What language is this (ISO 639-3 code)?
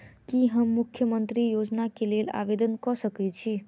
mai